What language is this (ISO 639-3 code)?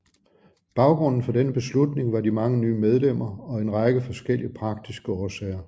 dan